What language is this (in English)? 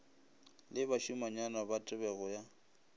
Northern Sotho